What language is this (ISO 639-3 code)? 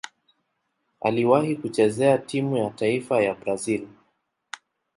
swa